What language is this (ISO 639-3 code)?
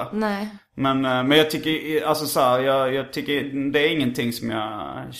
swe